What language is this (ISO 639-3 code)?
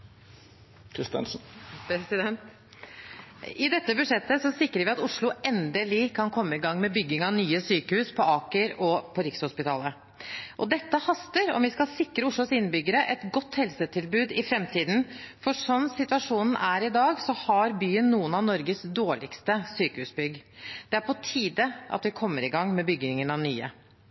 nob